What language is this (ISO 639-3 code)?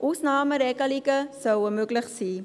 gsw